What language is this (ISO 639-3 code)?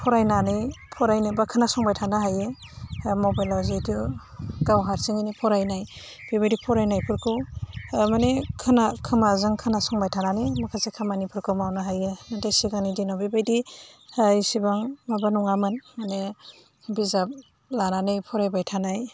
brx